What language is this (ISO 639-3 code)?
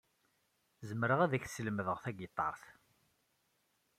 kab